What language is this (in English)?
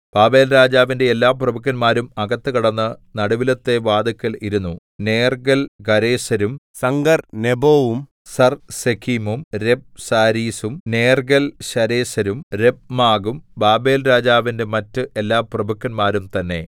Malayalam